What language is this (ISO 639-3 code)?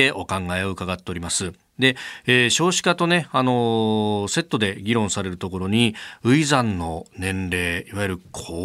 jpn